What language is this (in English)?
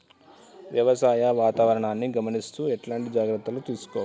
Telugu